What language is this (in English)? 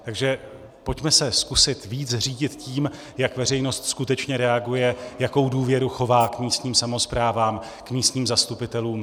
Czech